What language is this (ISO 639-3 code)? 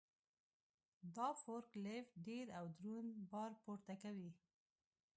pus